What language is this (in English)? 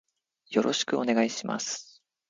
Japanese